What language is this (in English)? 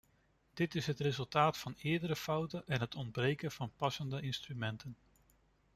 Dutch